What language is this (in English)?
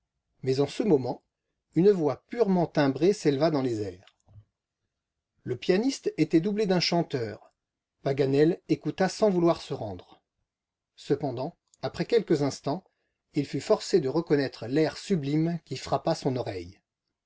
French